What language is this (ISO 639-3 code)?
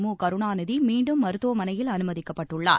tam